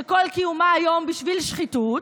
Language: Hebrew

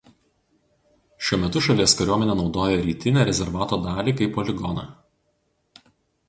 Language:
Lithuanian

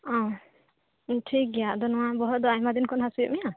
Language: Santali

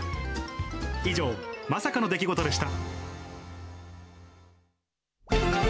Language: Japanese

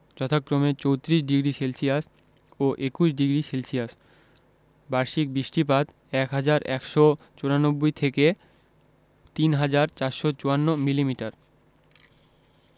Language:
Bangla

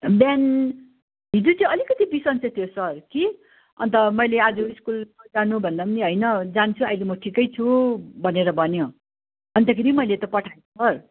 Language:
Nepali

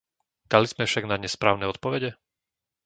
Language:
Slovak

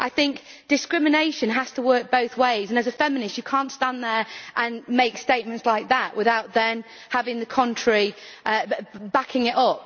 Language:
English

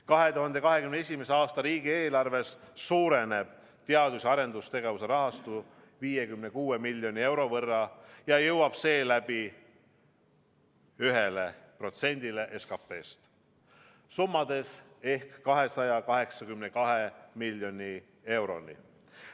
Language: Estonian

